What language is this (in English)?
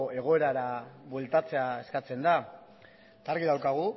Basque